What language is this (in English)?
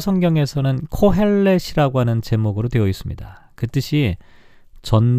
Korean